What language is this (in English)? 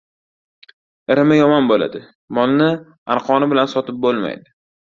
Uzbek